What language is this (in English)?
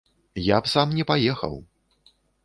Belarusian